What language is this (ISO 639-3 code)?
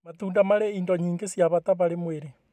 kik